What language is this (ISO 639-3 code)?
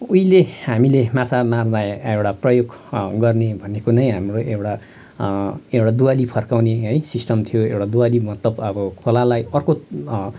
nep